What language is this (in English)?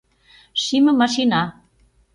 Mari